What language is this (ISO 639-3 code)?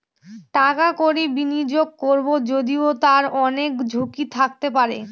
ben